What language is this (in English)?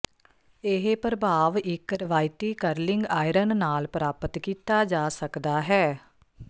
Punjabi